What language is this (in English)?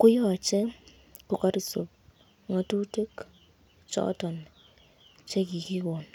Kalenjin